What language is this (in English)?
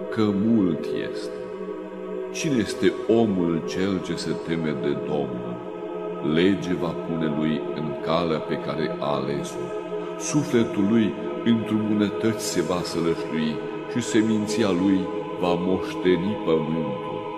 Romanian